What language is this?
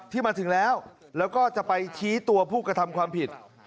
Thai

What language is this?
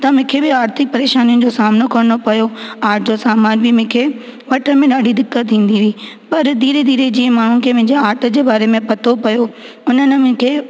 Sindhi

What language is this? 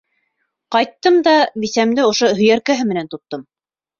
Bashkir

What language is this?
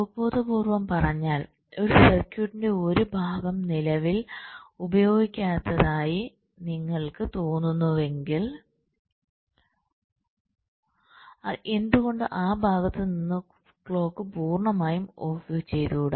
Malayalam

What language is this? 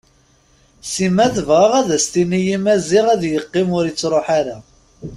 Kabyle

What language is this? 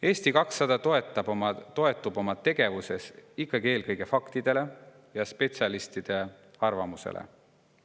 Estonian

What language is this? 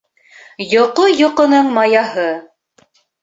Bashkir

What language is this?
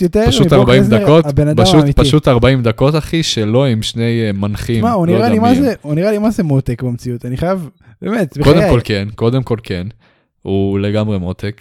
Hebrew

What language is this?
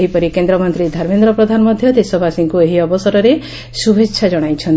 Odia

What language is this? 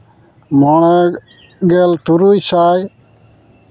Santali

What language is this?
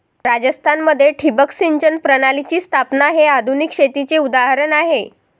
Marathi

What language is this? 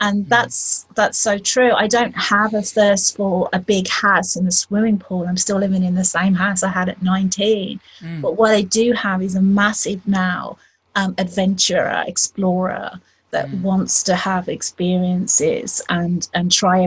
English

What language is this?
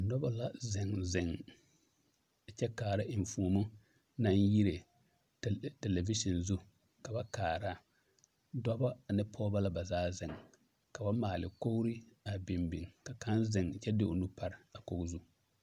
Southern Dagaare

